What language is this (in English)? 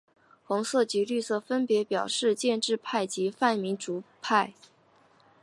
Chinese